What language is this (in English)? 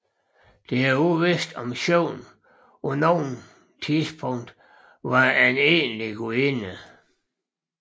Danish